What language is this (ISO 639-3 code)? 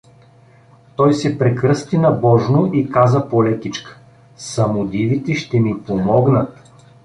bul